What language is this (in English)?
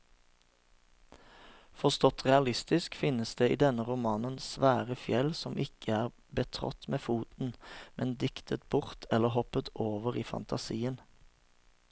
Norwegian